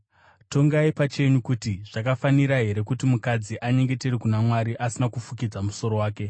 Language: Shona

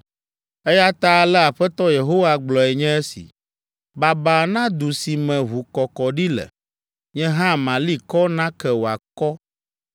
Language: Ewe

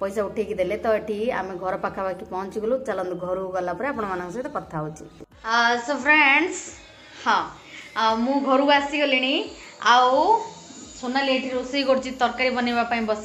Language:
Hindi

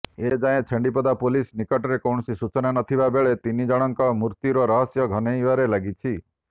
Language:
Odia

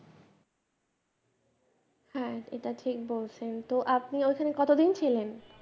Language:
Bangla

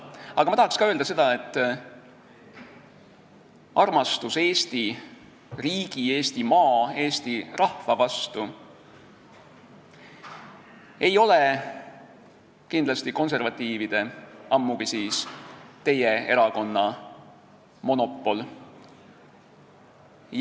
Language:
Estonian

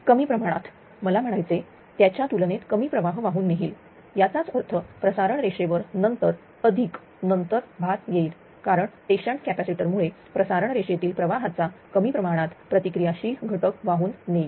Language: Marathi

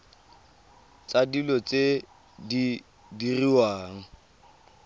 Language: Tswana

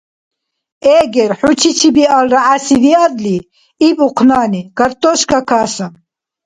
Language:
Dargwa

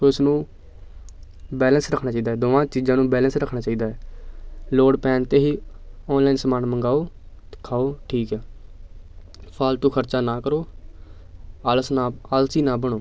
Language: Punjabi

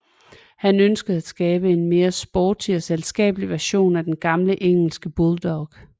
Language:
Danish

